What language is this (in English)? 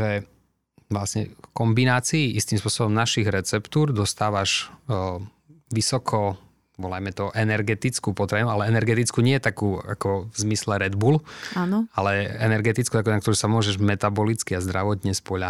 Slovak